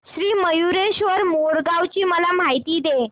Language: Marathi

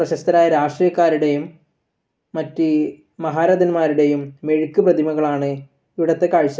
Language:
Malayalam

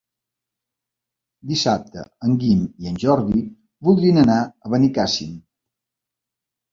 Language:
Catalan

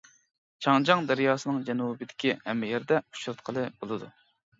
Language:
Uyghur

